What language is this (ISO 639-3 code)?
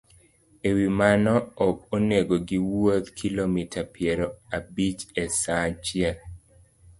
luo